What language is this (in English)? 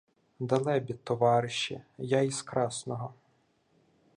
Ukrainian